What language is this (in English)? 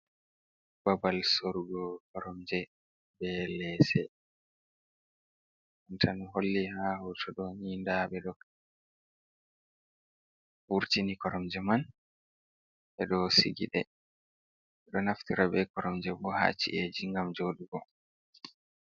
Fula